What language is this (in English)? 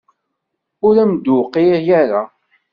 Kabyle